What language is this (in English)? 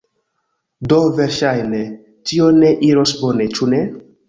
Esperanto